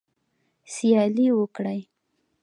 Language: Pashto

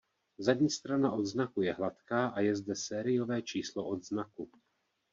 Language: Czech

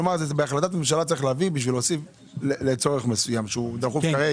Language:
Hebrew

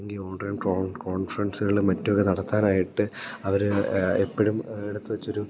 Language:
Malayalam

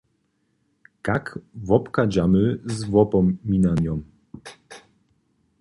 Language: Upper Sorbian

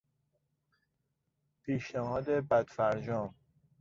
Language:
Persian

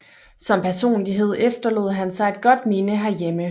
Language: Danish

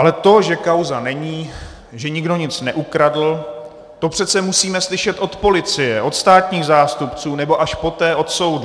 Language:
Czech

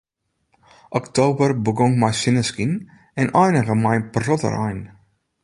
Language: Western Frisian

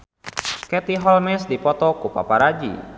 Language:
Sundanese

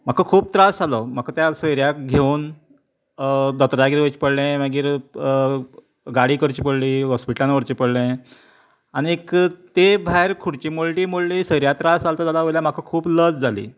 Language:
Konkani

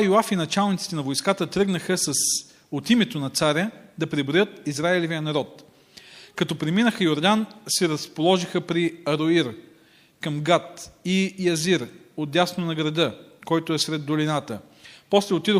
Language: Bulgarian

